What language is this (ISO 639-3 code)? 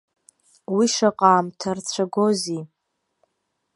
abk